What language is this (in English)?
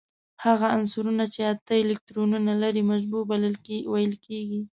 Pashto